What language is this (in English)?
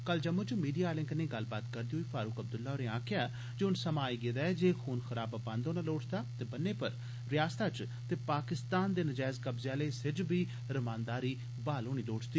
Dogri